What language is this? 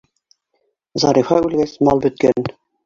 Bashkir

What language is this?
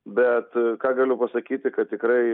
Lithuanian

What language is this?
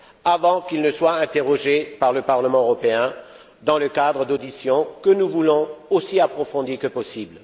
French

